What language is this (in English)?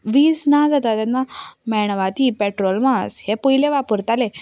Konkani